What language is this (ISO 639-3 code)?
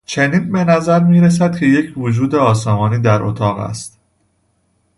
fas